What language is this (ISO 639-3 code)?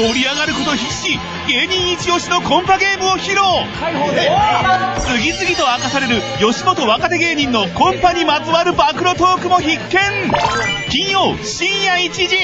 jpn